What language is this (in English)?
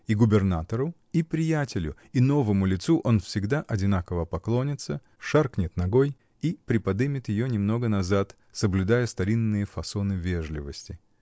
Russian